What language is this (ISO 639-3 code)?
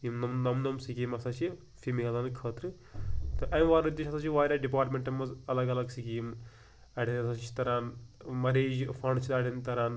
kas